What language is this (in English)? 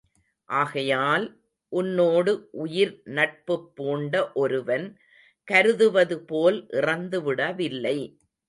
Tamil